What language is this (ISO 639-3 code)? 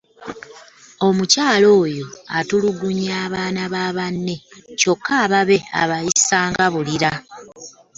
lug